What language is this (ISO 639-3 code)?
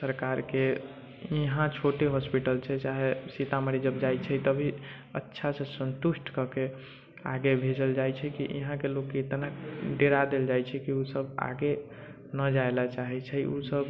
mai